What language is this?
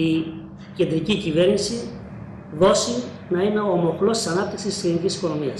Greek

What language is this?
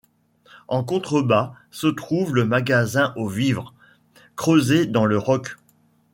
French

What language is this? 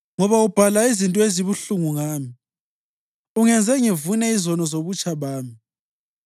North Ndebele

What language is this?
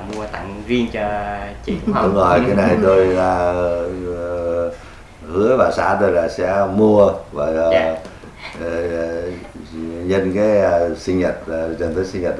Vietnamese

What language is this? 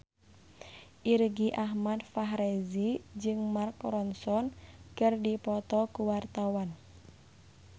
Sundanese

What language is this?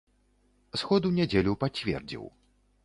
Belarusian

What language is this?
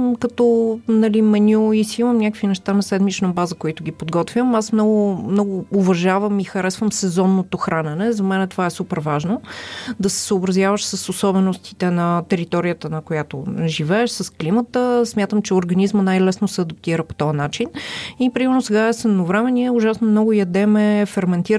Bulgarian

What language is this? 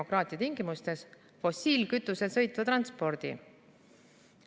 Estonian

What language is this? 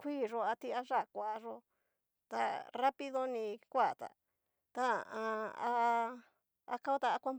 Cacaloxtepec Mixtec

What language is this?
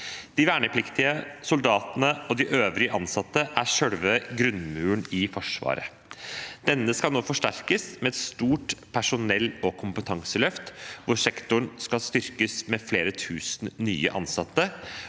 Norwegian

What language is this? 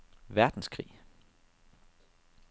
Danish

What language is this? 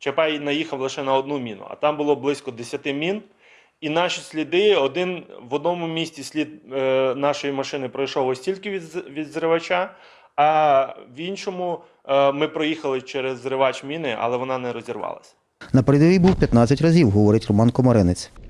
Ukrainian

